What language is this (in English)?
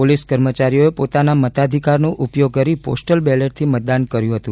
Gujarati